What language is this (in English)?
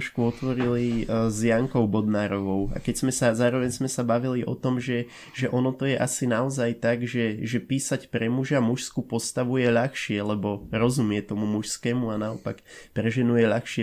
Slovak